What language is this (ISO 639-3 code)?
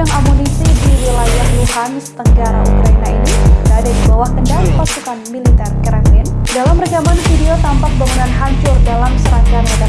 ind